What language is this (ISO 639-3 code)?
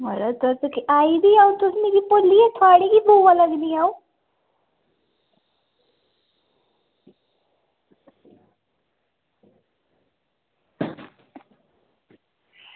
doi